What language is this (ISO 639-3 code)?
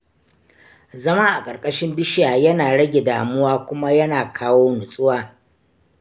hau